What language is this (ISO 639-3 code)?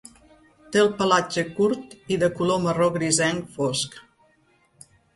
cat